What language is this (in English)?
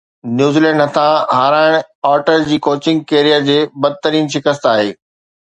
Sindhi